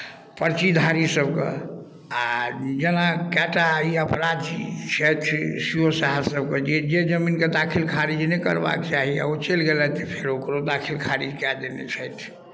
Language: Maithili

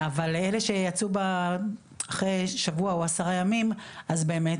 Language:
Hebrew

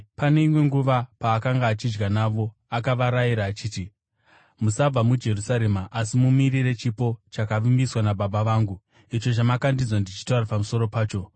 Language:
Shona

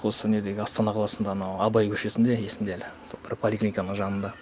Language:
Kazakh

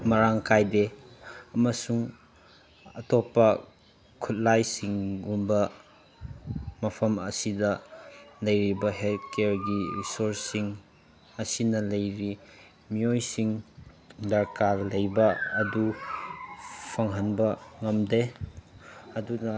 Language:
Manipuri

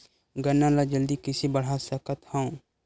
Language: Chhattisgarhi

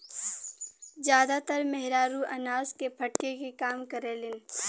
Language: Bhojpuri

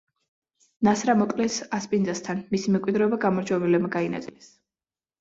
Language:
Georgian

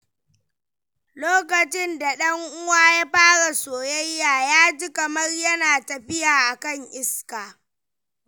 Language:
Hausa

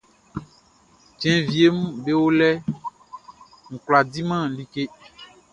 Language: Baoulé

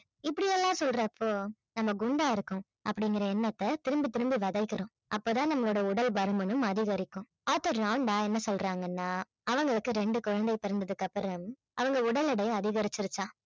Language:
Tamil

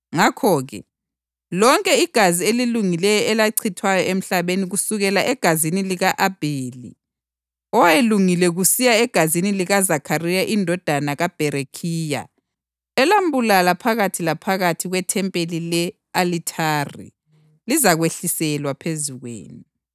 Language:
North Ndebele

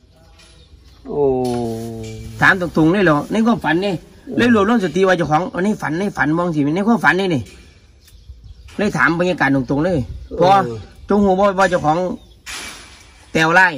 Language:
Thai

